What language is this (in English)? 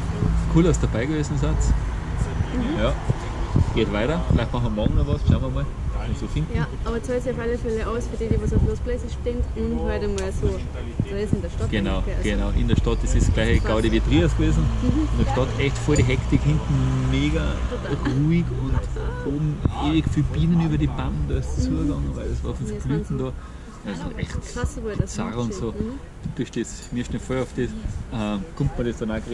German